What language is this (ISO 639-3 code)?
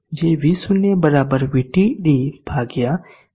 guj